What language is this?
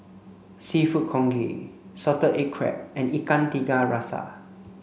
English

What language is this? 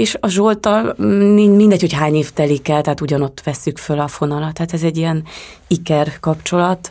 Hungarian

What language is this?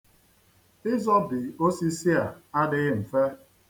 Igbo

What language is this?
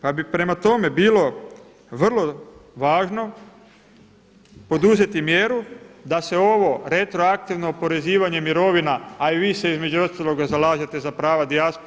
Croatian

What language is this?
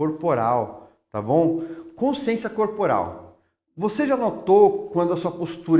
Portuguese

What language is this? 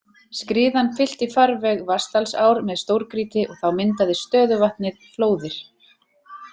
Icelandic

